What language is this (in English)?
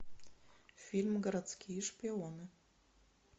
Russian